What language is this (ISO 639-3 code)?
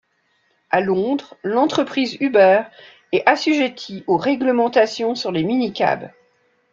fra